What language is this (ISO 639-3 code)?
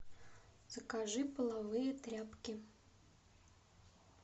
rus